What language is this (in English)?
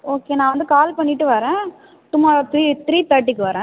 Tamil